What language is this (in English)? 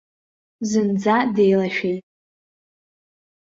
Abkhazian